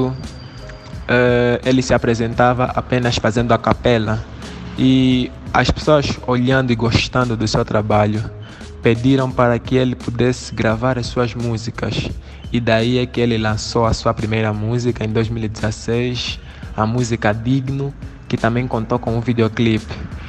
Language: Portuguese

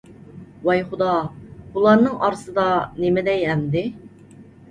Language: Uyghur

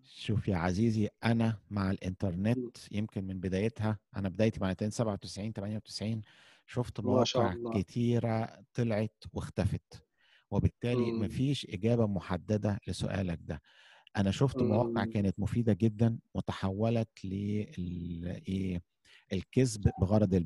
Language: Arabic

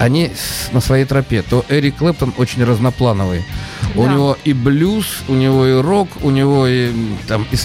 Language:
Russian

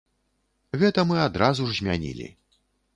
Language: Belarusian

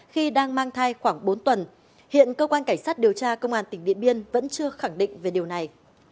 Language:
Vietnamese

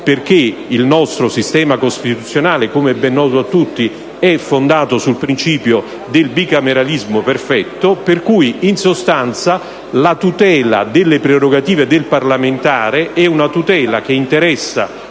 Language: Italian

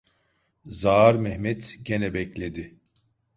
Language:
Turkish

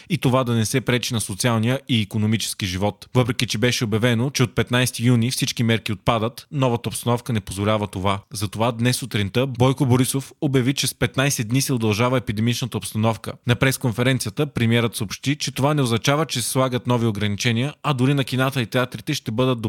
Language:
Bulgarian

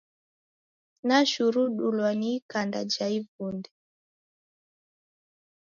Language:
Taita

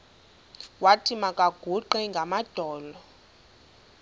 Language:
Xhosa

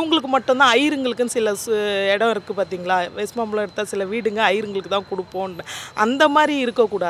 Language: Arabic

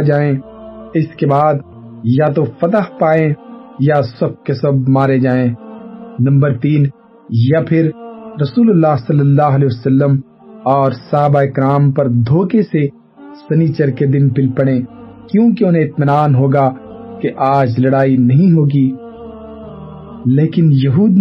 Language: Urdu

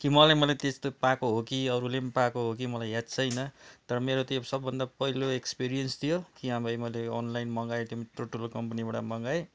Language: Nepali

